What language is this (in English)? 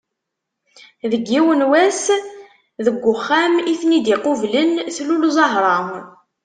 Kabyle